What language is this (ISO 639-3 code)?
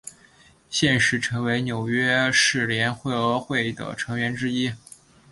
zho